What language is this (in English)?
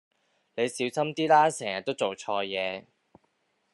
Cantonese